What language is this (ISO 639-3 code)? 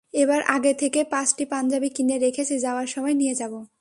ben